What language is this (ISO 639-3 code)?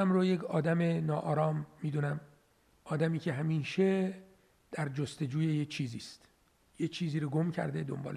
fas